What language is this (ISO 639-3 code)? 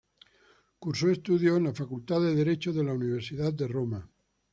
spa